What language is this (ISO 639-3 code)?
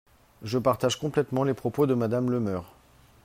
fra